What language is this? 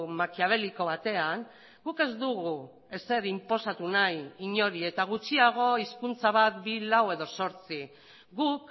Basque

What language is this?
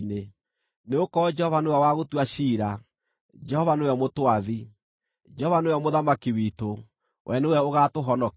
Kikuyu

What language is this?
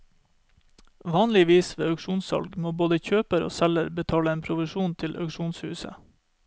Norwegian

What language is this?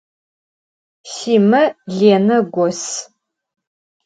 Adyghe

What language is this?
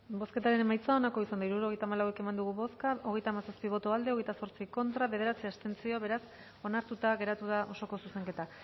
Basque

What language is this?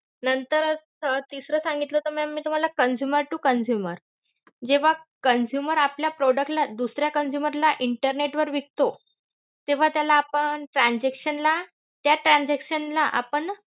Marathi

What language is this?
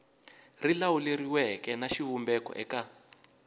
Tsonga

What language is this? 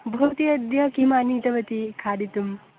Sanskrit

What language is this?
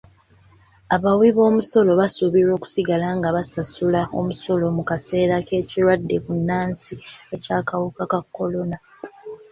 Ganda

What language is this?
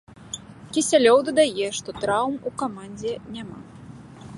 Belarusian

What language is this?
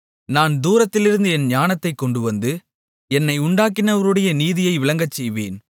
Tamil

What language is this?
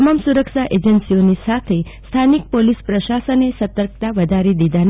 Gujarati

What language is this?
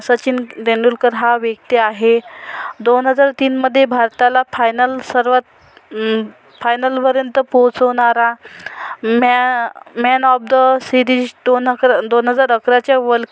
Marathi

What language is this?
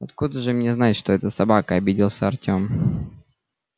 Russian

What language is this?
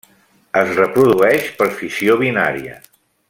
Catalan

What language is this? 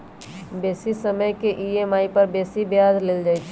Magahi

